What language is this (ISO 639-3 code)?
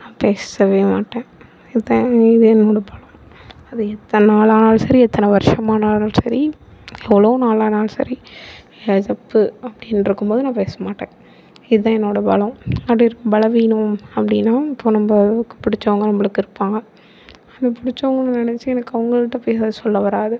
tam